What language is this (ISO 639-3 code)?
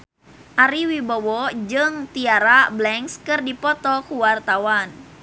sun